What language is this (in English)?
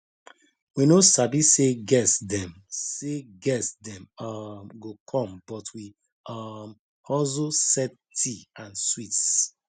Nigerian Pidgin